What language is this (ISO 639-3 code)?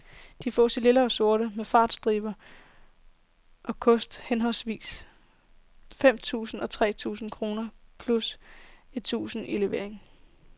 dan